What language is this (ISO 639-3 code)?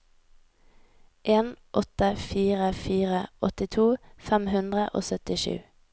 nor